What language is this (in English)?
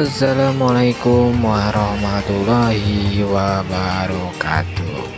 Indonesian